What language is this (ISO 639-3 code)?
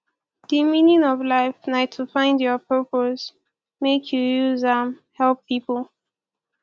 pcm